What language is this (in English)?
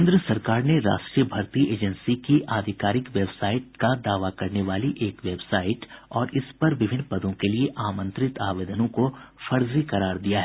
Hindi